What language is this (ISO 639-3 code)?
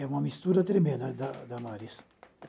por